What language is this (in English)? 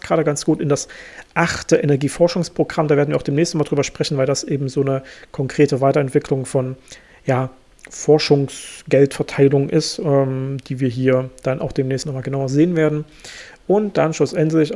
German